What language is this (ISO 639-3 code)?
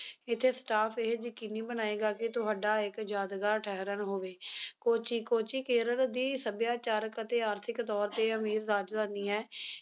pan